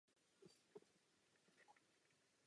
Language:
Czech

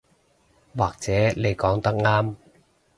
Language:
Cantonese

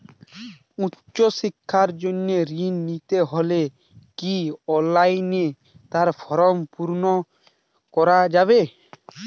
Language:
Bangla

